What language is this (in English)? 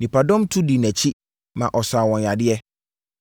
Akan